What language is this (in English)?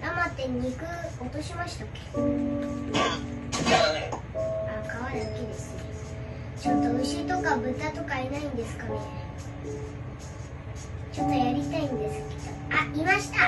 Japanese